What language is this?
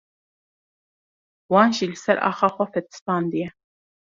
Kurdish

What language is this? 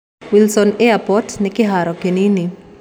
Kikuyu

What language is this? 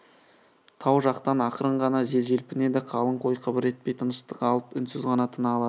Kazakh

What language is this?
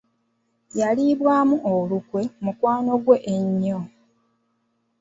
Ganda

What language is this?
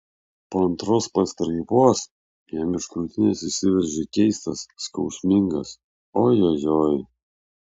Lithuanian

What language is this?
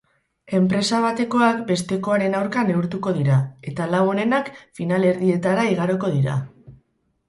Basque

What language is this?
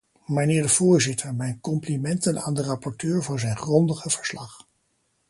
Dutch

